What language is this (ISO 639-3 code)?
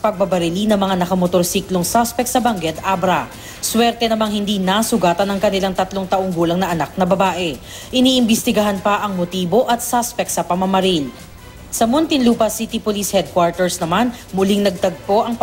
fil